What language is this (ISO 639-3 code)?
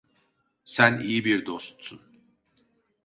tur